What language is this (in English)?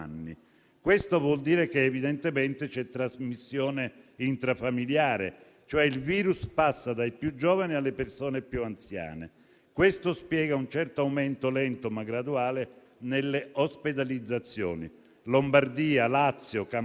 Italian